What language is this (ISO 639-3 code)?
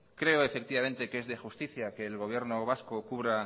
spa